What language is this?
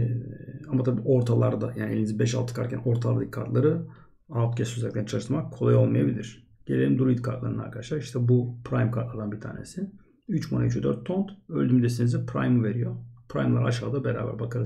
Turkish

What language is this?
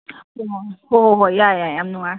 Manipuri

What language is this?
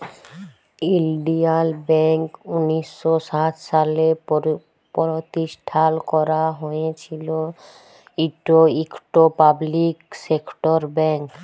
Bangla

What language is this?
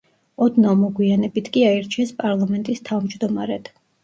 Georgian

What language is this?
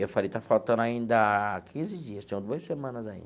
Portuguese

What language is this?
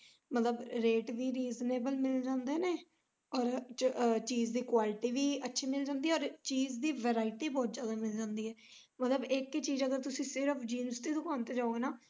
Punjabi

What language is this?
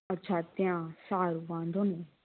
Gujarati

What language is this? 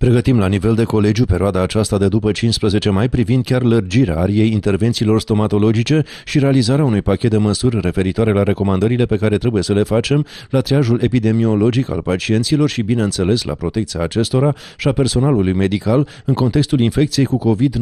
Romanian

